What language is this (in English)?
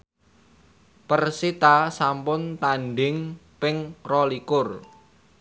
Javanese